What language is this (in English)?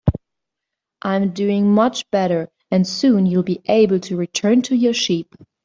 English